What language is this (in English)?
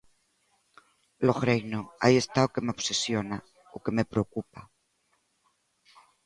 Galician